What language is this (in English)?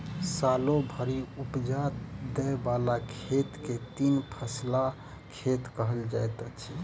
Maithili